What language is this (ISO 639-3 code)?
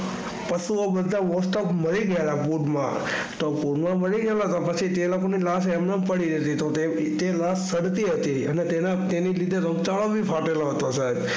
guj